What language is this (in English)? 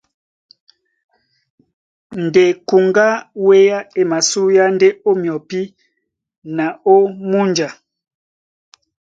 Duala